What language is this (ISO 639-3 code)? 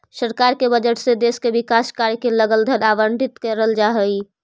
mag